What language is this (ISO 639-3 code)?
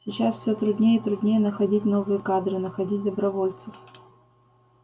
rus